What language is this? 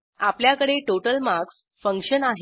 Marathi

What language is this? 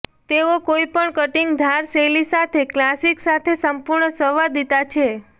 Gujarati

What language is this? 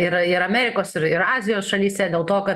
Lithuanian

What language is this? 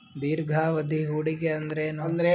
Kannada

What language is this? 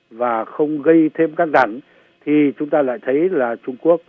Vietnamese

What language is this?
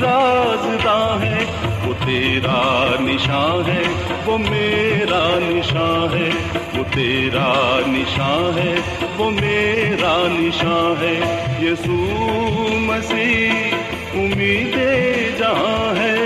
Urdu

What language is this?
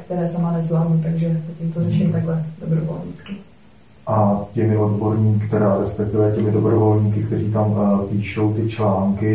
Czech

